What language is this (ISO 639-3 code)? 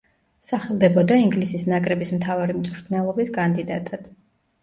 kat